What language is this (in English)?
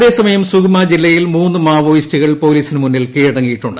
Malayalam